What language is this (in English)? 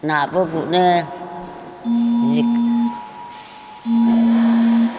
Bodo